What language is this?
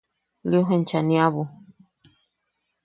Yaqui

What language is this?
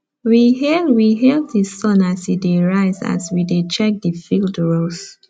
Nigerian Pidgin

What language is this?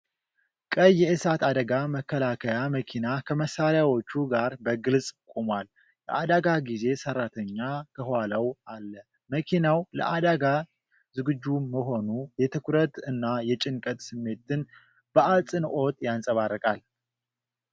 Amharic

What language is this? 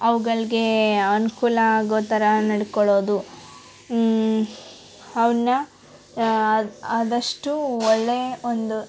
Kannada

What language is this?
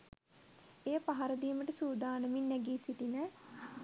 Sinhala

